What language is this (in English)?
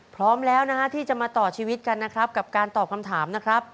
Thai